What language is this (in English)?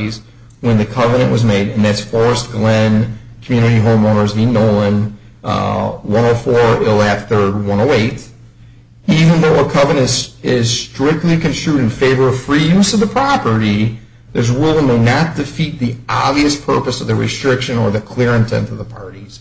English